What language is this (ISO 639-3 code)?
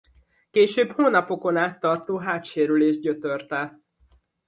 hun